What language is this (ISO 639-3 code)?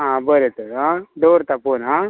kok